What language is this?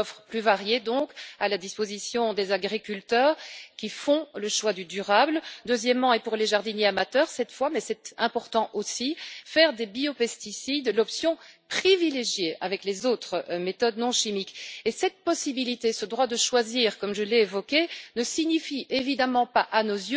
French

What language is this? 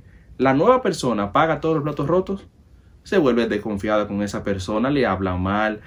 Spanish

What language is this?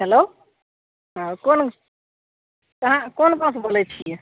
Maithili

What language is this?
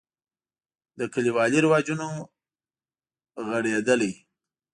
Pashto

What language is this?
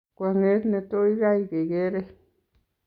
Kalenjin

